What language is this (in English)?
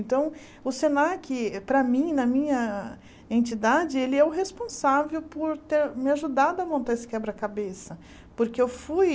Portuguese